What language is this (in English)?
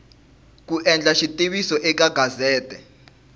Tsonga